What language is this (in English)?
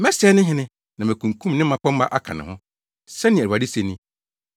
Akan